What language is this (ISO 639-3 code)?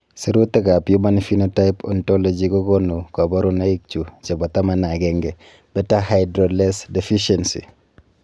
kln